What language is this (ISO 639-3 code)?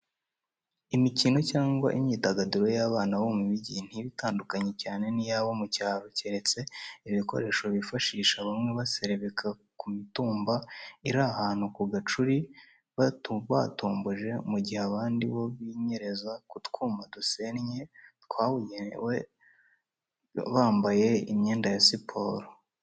kin